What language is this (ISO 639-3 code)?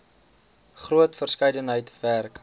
afr